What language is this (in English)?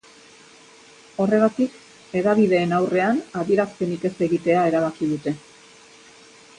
Basque